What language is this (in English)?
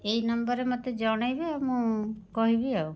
Odia